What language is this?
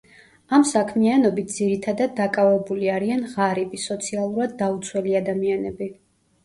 Georgian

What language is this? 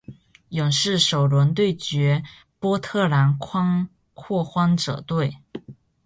Chinese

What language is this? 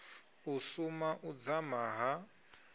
Venda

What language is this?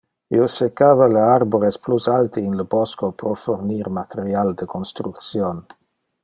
Interlingua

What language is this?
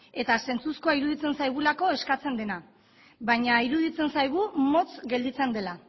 Basque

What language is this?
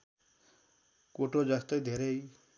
Nepali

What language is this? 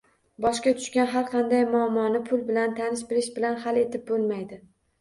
Uzbek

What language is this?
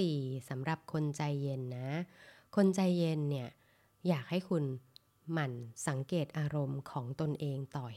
Thai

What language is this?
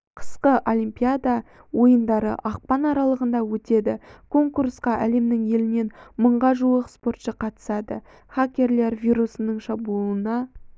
Kazakh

